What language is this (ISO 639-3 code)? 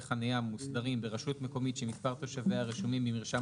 heb